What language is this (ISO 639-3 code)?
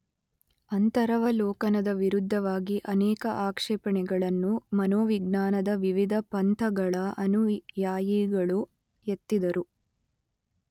kan